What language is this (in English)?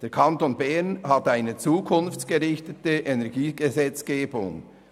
Swiss German